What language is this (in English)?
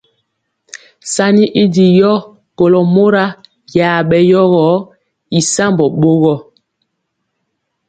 Mpiemo